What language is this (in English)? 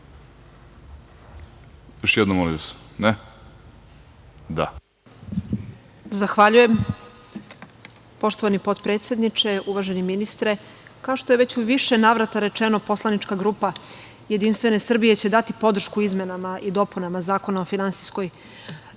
Serbian